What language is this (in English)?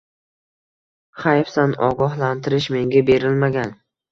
Uzbek